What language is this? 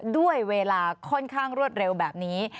Thai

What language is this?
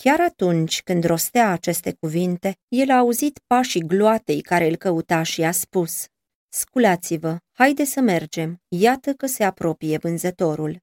Romanian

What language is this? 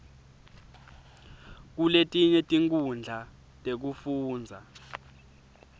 Swati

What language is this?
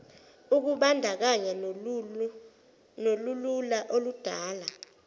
Zulu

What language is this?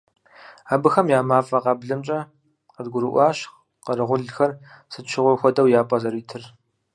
Kabardian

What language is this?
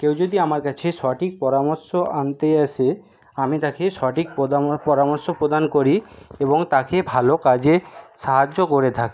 Bangla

